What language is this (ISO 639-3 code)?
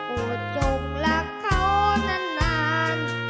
tha